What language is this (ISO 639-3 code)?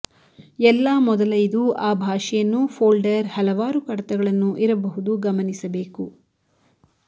kan